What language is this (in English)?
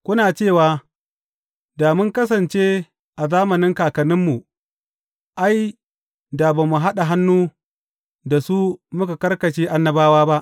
Hausa